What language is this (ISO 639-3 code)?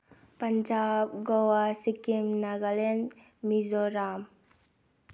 mni